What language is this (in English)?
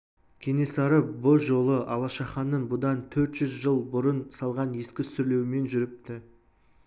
Kazakh